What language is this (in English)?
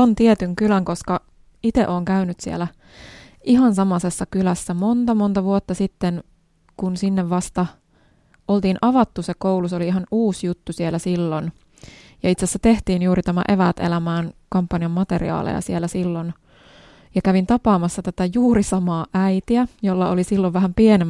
Finnish